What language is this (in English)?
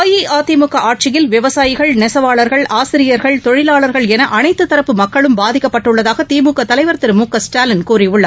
Tamil